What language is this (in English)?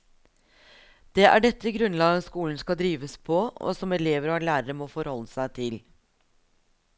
Norwegian